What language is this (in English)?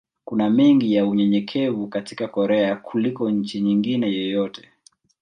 Swahili